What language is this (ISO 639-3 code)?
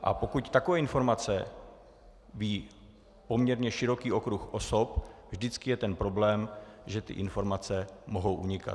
ces